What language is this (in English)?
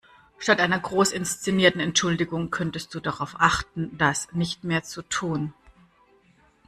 German